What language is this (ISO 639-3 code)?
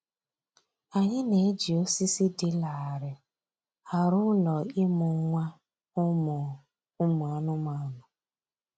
ibo